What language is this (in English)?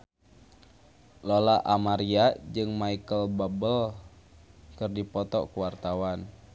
Sundanese